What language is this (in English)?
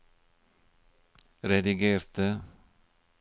Norwegian